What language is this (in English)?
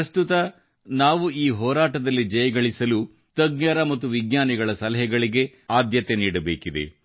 Kannada